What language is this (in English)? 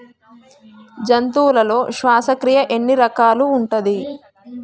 Telugu